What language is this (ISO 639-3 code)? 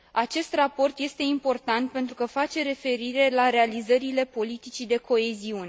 ron